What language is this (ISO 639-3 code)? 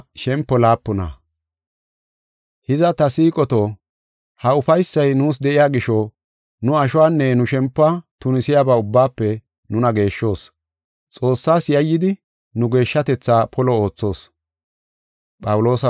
gof